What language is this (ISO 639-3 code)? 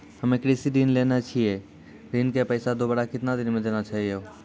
mai